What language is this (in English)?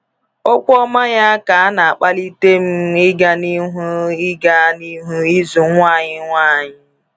Igbo